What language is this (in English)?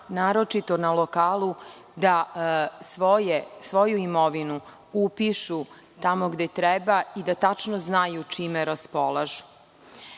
Serbian